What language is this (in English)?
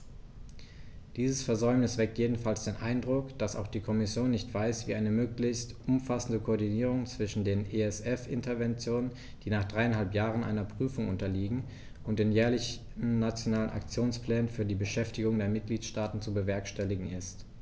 German